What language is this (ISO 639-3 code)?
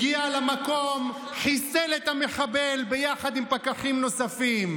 heb